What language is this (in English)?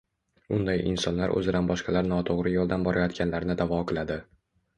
Uzbek